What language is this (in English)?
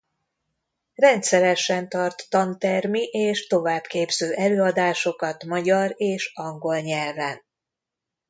Hungarian